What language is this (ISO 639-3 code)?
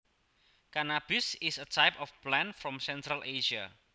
jav